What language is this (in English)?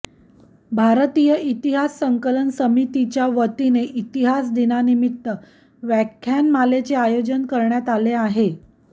Marathi